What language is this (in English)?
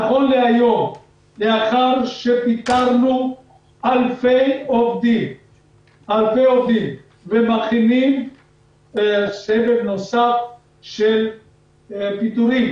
Hebrew